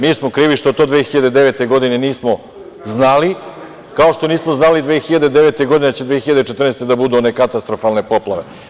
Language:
Serbian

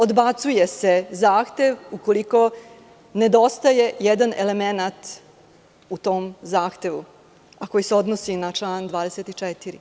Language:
Serbian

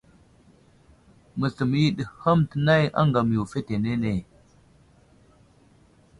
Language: Wuzlam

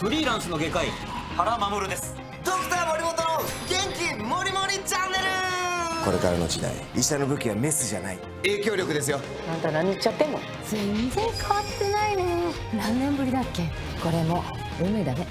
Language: Japanese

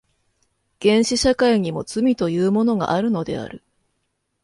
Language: Japanese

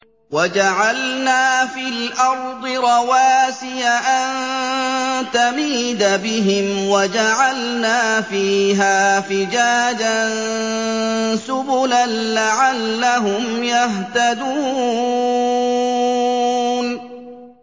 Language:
Arabic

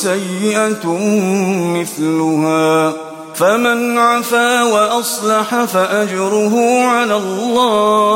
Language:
Arabic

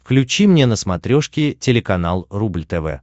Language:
Russian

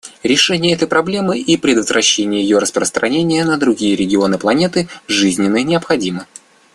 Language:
Russian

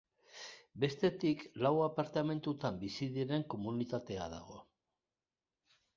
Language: Basque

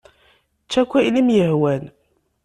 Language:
Kabyle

